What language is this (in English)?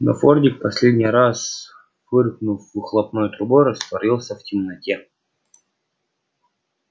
Russian